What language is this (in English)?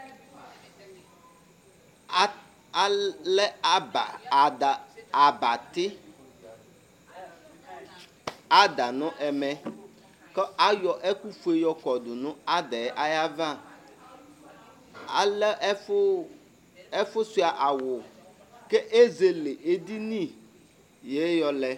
Ikposo